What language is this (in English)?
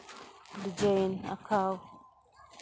Santali